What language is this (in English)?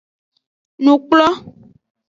Aja (Benin)